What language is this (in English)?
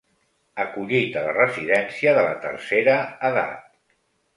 Catalan